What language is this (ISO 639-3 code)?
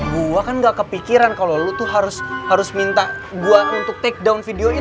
ind